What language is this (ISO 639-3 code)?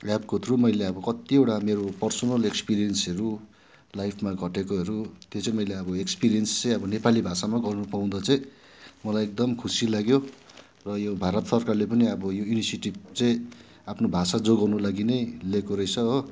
nep